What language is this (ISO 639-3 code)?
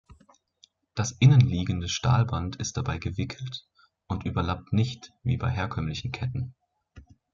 deu